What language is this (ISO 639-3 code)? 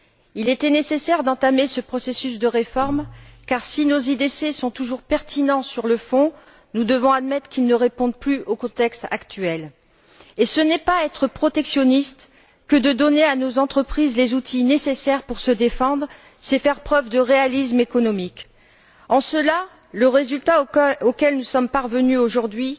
fra